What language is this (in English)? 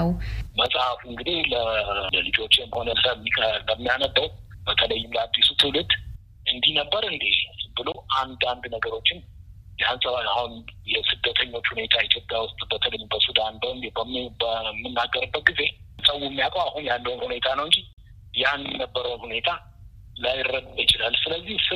Amharic